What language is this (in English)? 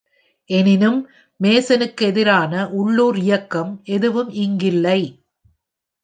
Tamil